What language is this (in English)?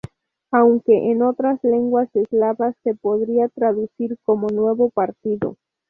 Spanish